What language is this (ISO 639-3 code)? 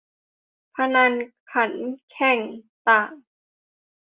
tha